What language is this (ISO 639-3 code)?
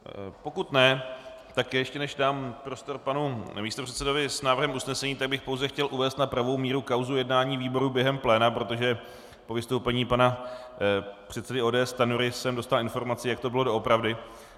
ces